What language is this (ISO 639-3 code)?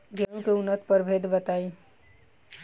bho